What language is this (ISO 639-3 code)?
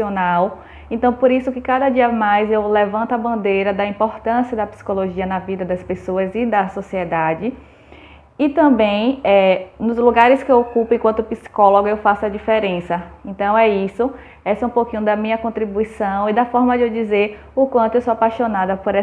por